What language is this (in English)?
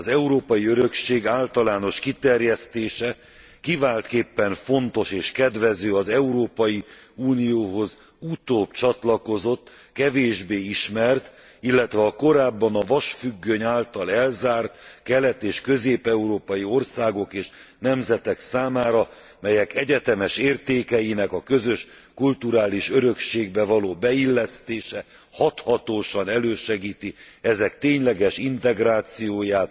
Hungarian